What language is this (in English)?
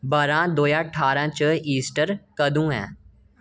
Dogri